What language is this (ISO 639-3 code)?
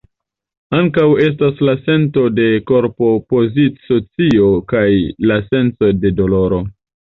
epo